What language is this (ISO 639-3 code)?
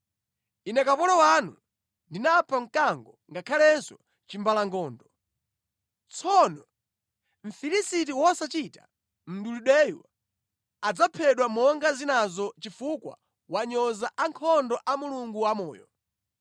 nya